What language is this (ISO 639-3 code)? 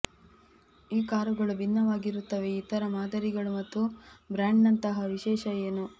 kan